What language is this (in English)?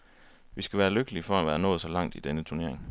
Danish